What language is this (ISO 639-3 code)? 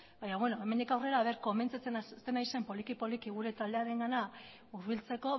eus